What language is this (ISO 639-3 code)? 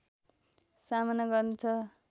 nep